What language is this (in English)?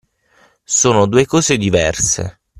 Italian